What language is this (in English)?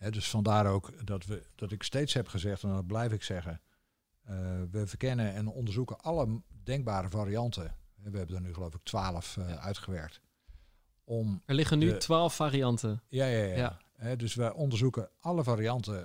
Dutch